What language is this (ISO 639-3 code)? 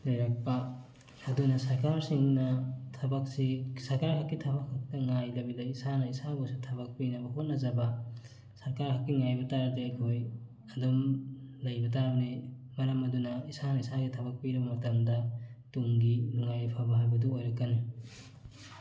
mni